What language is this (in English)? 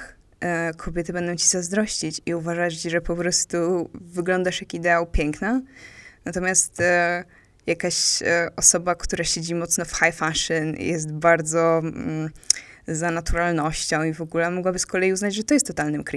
Polish